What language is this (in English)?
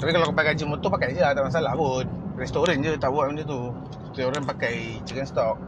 Malay